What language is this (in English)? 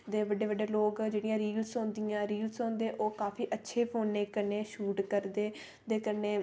Dogri